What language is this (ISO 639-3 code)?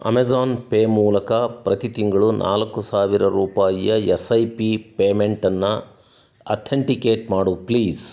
kan